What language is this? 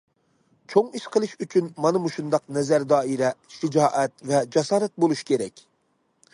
Uyghur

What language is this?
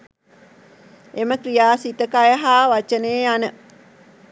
Sinhala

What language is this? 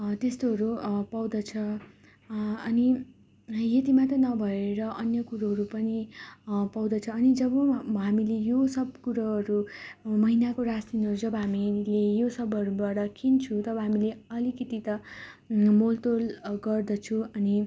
Nepali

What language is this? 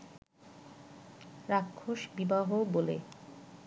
Bangla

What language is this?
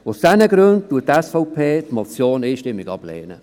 Swiss German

